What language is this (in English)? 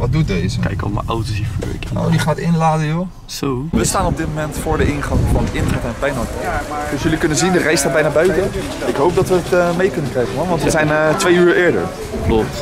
Dutch